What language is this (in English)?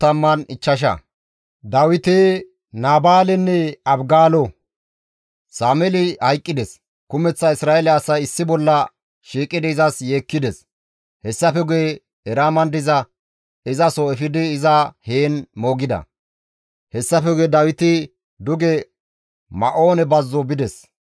Gamo